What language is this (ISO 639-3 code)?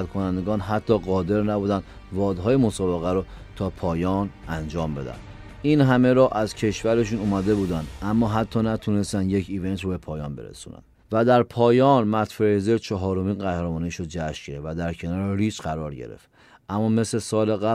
fas